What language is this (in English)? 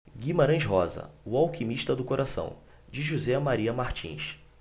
Portuguese